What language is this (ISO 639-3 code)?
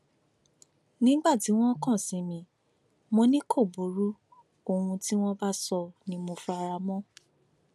yor